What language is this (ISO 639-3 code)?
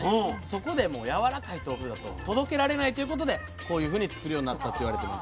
jpn